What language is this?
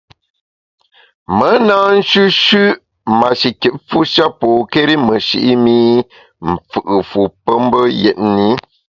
Bamun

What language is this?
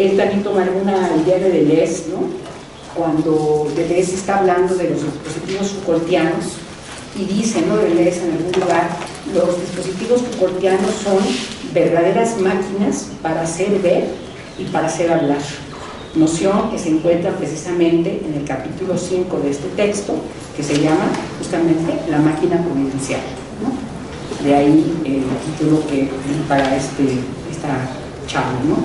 Spanish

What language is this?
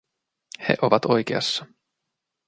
Finnish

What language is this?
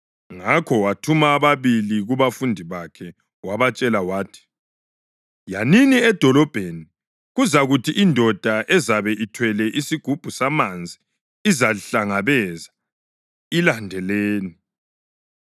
North Ndebele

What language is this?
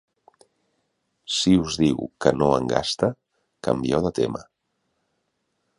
Catalan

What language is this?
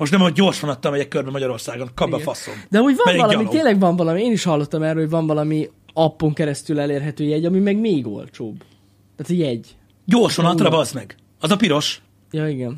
Hungarian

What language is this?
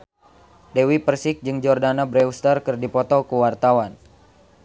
Sundanese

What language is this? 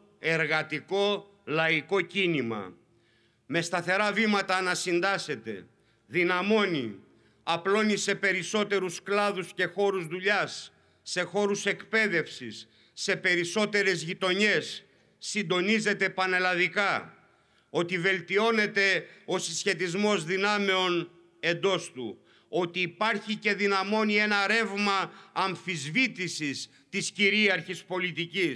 Greek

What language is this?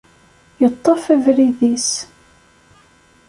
Kabyle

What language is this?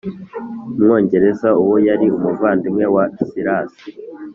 Kinyarwanda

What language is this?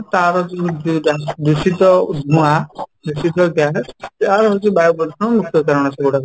Odia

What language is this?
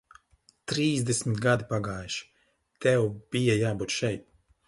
Latvian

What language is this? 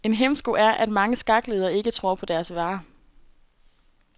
Danish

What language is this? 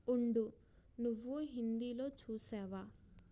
Telugu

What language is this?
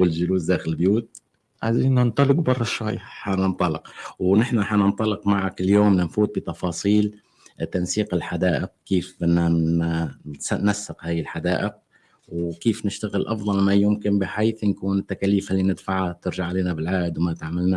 Arabic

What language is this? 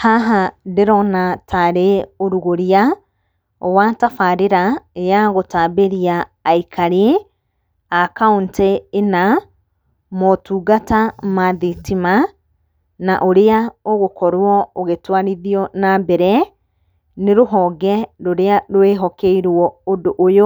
Kikuyu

